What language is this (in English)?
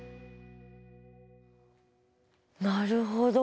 Japanese